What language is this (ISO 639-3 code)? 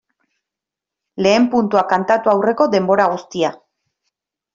eus